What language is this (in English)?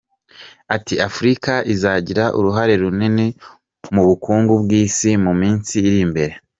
Kinyarwanda